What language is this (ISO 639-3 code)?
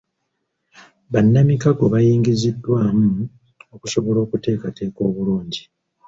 lug